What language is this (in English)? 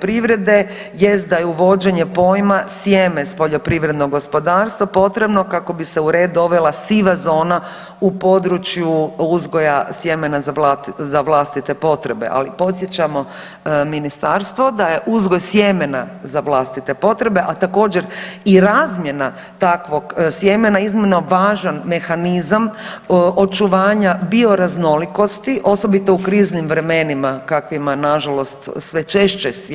Croatian